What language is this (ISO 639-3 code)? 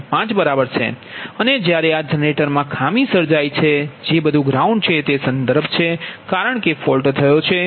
guj